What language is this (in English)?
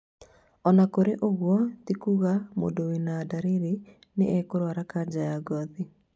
Kikuyu